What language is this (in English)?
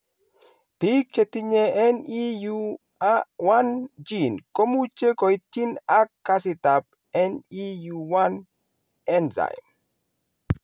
Kalenjin